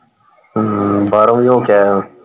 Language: Punjabi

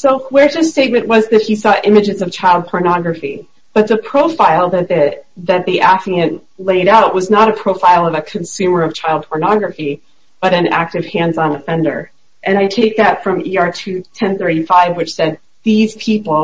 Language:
English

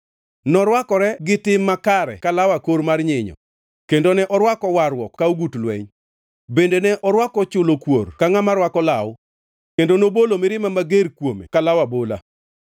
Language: Luo (Kenya and Tanzania)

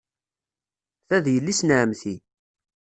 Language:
Kabyle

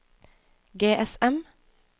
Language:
Norwegian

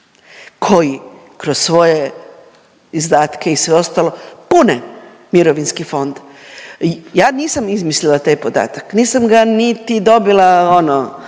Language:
Croatian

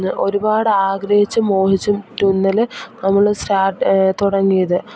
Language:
Malayalam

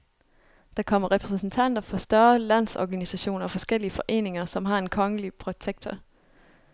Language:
Danish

